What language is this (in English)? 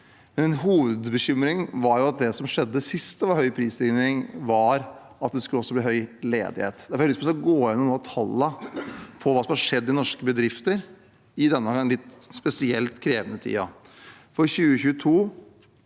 Norwegian